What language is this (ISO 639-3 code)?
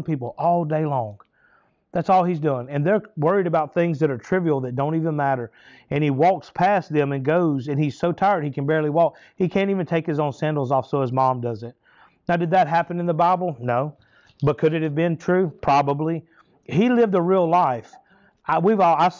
eng